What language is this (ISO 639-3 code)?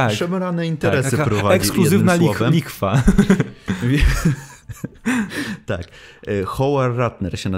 pol